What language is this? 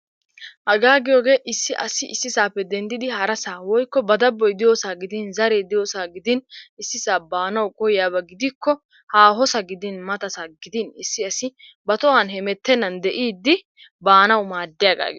Wolaytta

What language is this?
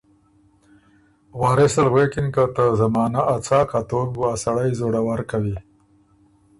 Ormuri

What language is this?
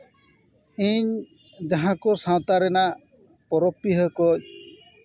Santali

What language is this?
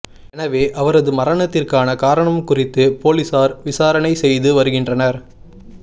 Tamil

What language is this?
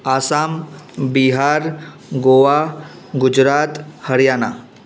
Sindhi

